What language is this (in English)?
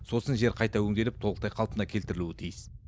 Kazakh